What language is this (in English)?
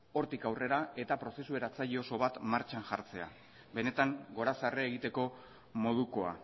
Basque